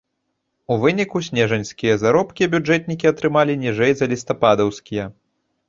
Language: Belarusian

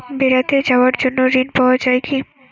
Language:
Bangla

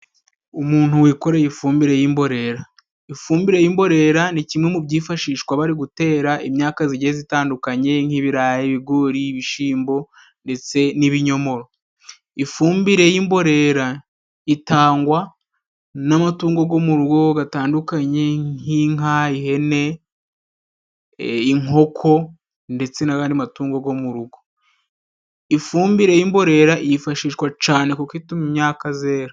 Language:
Kinyarwanda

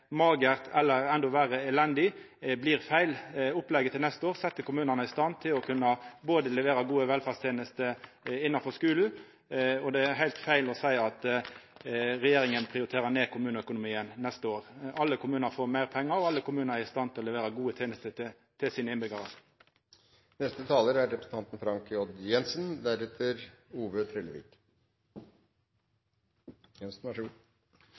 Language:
Norwegian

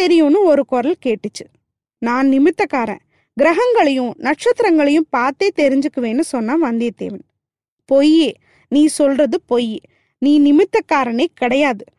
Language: Tamil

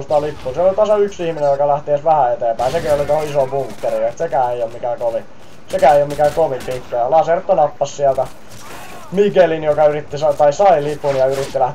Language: Finnish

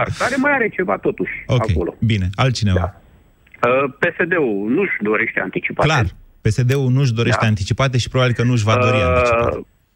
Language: Romanian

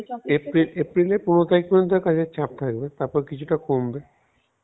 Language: Bangla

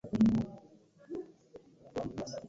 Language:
Ganda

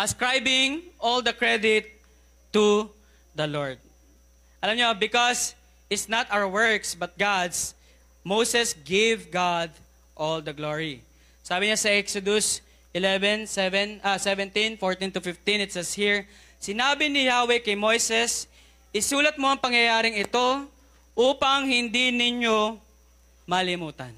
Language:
Filipino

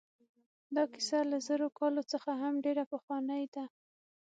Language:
Pashto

